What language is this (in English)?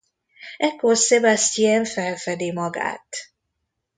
Hungarian